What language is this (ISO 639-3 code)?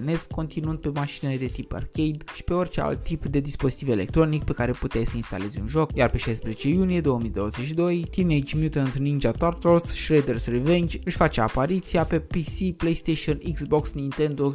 ron